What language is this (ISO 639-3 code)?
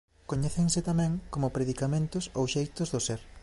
glg